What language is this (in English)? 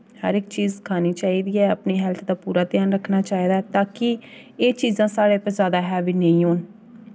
Dogri